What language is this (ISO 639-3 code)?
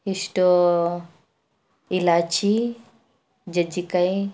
kan